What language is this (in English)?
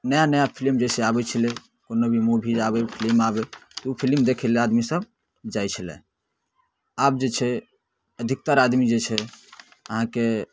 Maithili